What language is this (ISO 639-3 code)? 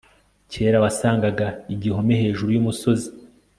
kin